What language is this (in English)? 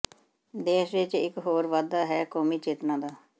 Punjabi